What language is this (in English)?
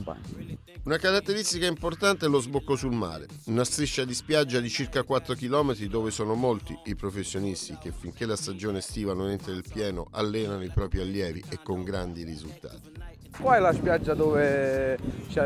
Italian